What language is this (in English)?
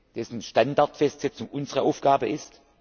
German